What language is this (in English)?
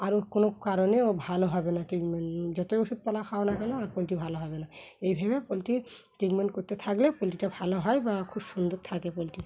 Bangla